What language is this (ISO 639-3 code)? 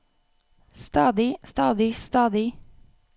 nor